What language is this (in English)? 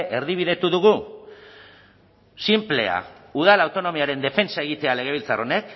Basque